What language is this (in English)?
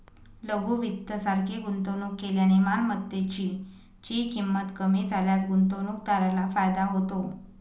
Marathi